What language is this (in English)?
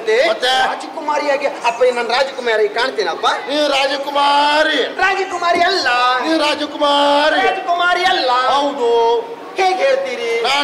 Kannada